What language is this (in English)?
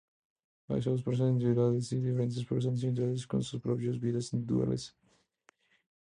Spanish